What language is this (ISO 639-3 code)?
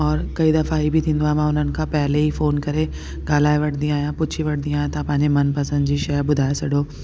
snd